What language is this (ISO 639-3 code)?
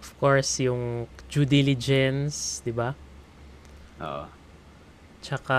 fil